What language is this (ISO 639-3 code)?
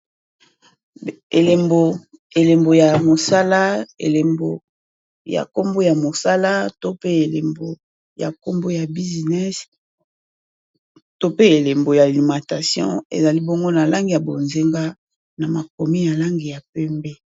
lin